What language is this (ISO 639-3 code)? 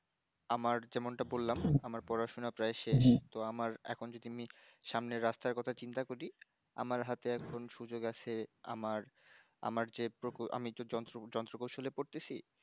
ben